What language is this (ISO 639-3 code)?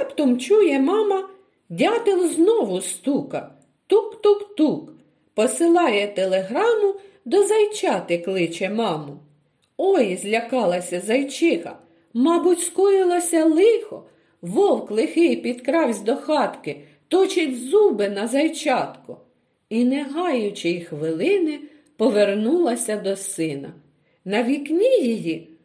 ukr